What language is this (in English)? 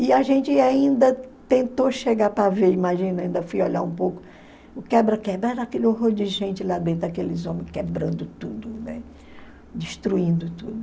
Portuguese